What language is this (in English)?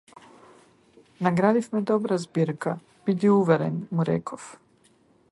Macedonian